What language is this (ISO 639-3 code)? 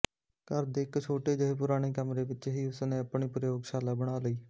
pan